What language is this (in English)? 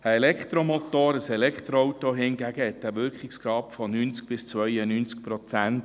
Swiss German